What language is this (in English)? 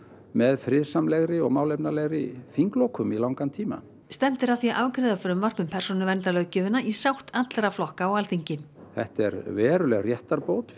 Icelandic